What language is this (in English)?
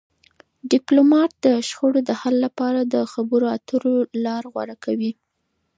Pashto